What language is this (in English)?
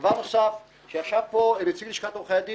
Hebrew